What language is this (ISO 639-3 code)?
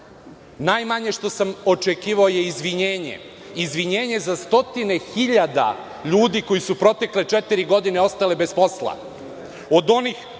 srp